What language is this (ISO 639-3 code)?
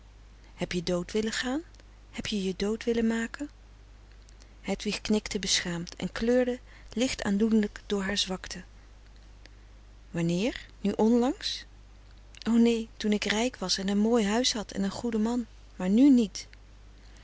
nld